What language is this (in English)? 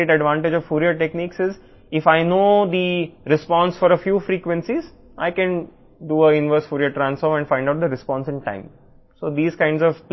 Telugu